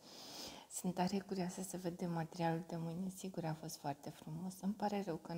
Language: Romanian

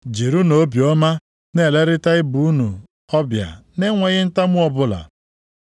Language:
Igbo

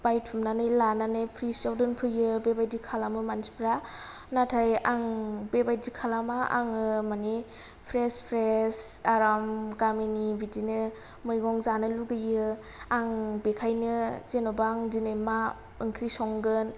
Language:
Bodo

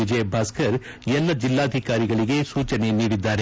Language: Kannada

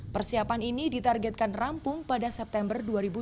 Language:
Indonesian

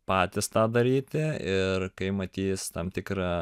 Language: Lithuanian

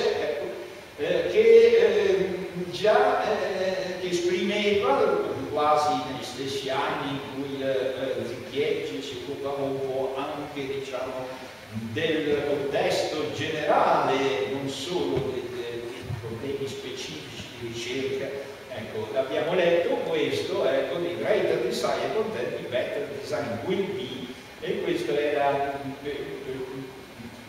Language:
Italian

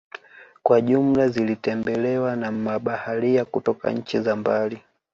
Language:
Swahili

